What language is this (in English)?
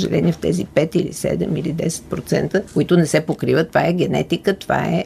Bulgarian